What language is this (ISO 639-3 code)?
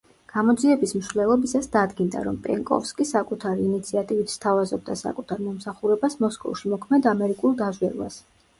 kat